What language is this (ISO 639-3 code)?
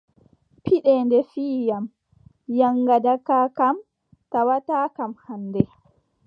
fub